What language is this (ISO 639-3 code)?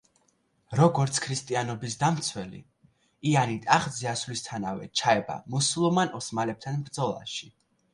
kat